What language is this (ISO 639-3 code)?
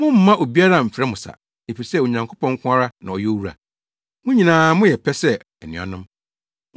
aka